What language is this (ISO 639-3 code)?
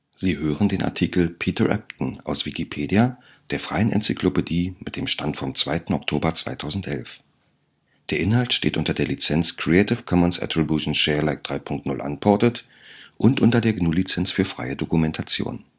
deu